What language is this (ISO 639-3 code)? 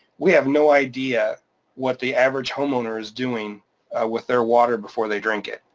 eng